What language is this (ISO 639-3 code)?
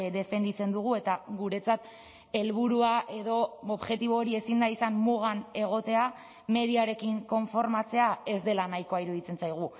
eus